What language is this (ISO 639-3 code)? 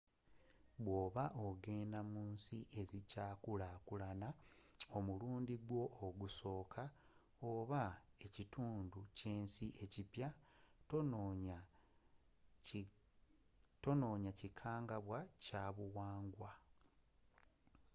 lug